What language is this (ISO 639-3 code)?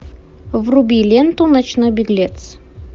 rus